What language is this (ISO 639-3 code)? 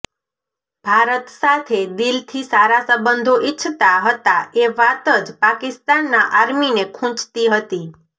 guj